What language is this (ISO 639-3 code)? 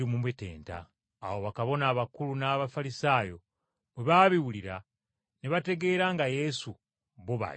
lug